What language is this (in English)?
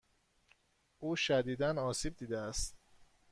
Persian